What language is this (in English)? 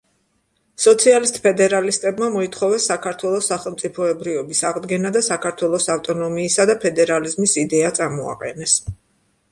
Georgian